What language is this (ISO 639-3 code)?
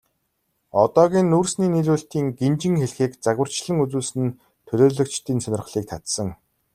mon